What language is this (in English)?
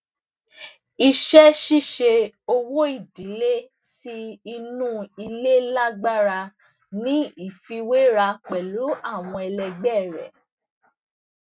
Yoruba